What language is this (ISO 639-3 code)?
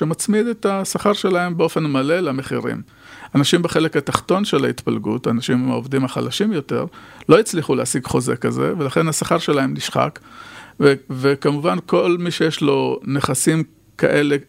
heb